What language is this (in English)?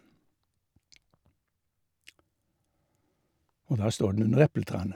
Norwegian